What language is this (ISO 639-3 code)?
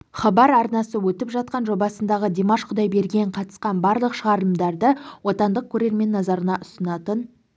kaz